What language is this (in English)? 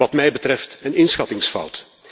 Dutch